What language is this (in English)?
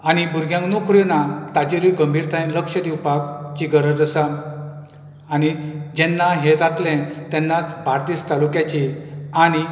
Konkani